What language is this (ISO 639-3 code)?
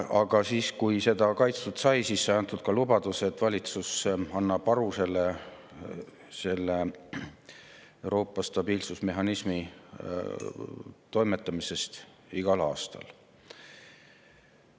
est